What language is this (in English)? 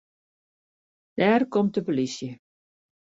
Western Frisian